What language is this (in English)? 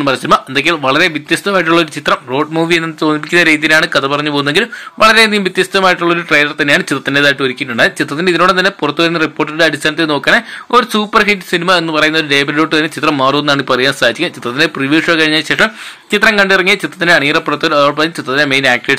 Malayalam